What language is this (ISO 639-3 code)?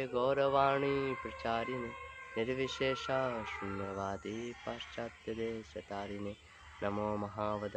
hin